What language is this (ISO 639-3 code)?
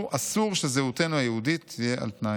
heb